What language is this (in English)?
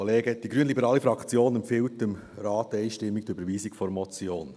Swiss German